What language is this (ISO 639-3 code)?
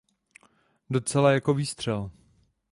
ces